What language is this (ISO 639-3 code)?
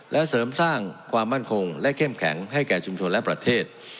tha